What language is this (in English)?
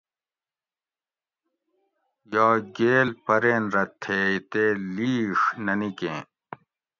Gawri